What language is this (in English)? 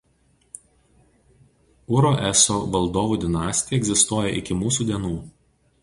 Lithuanian